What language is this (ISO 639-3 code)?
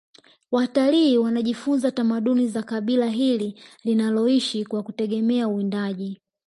swa